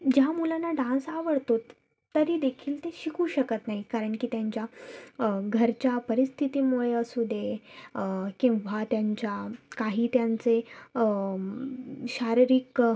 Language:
Marathi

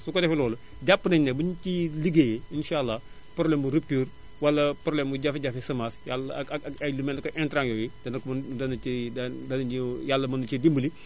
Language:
Wolof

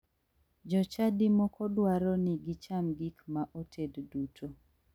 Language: Luo (Kenya and Tanzania)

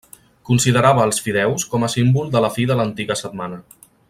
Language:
Catalan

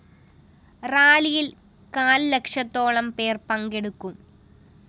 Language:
Malayalam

